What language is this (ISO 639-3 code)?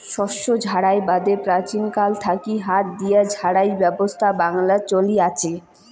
ben